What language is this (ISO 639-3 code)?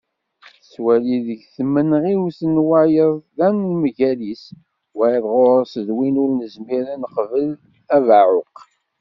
kab